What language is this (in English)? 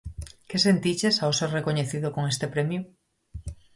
Galician